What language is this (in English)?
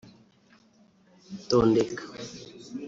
Kinyarwanda